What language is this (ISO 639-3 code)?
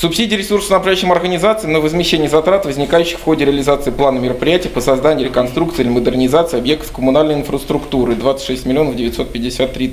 rus